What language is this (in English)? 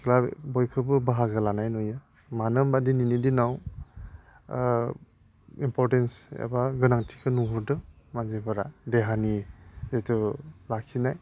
Bodo